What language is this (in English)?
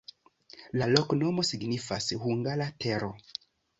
Esperanto